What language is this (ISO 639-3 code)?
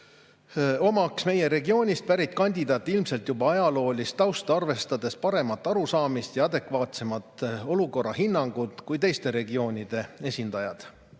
est